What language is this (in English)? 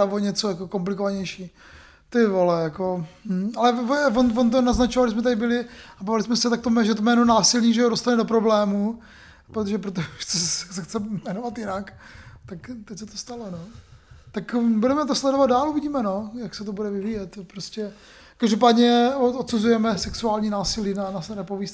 Czech